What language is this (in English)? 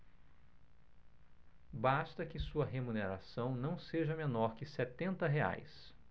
Portuguese